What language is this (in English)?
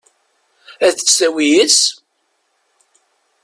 Kabyle